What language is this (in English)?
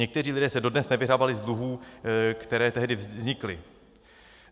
Czech